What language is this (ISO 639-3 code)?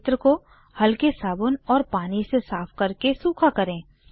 hin